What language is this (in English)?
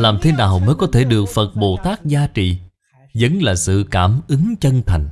Vietnamese